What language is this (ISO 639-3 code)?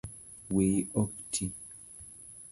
luo